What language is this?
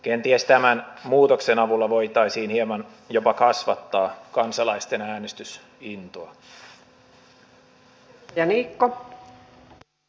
Finnish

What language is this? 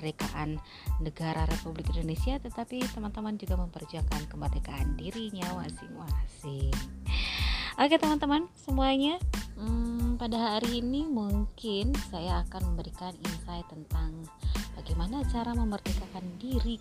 Indonesian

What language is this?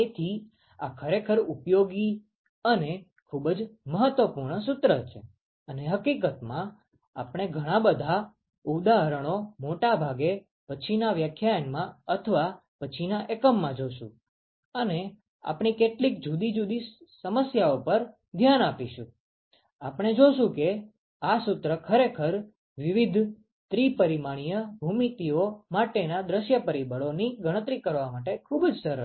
Gujarati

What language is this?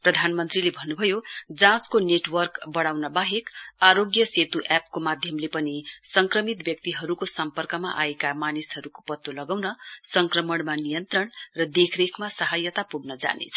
Nepali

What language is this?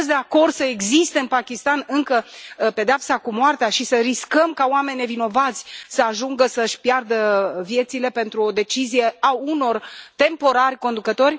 Romanian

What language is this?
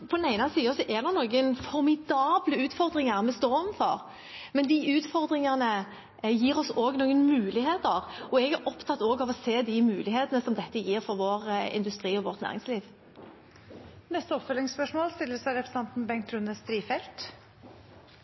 Norwegian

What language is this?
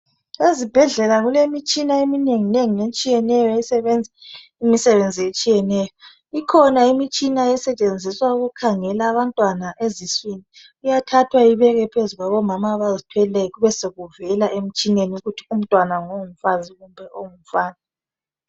North Ndebele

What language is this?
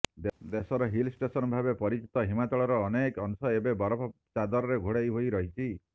Odia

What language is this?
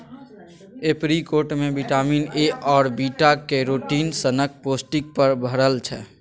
Maithili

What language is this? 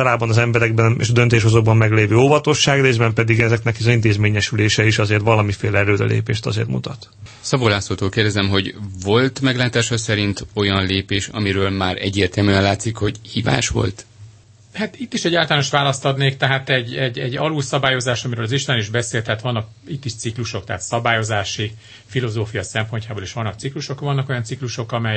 Hungarian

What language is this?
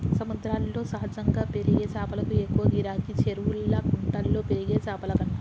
Telugu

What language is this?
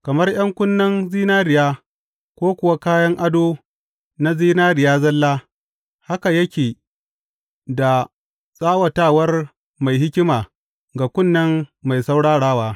Hausa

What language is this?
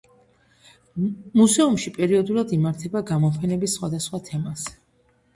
Georgian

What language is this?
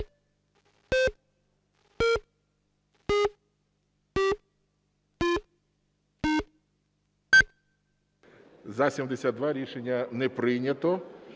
Ukrainian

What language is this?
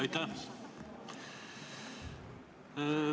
Estonian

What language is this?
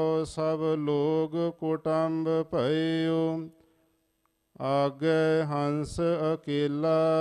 Punjabi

